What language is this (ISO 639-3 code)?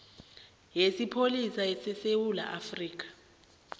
nbl